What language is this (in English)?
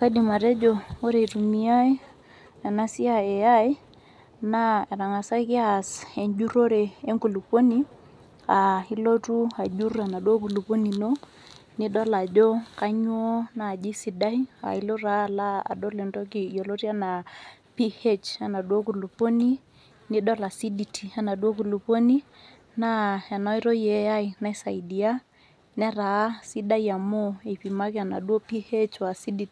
Masai